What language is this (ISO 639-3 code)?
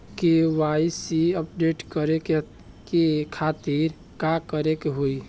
bho